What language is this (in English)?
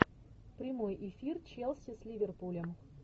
Russian